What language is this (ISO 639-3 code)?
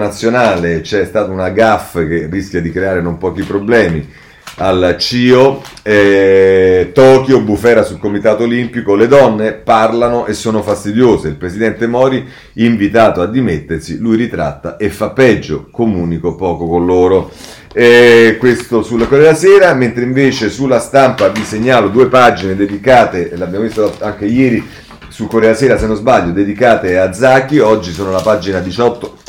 ita